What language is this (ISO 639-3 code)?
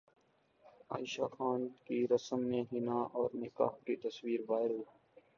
urd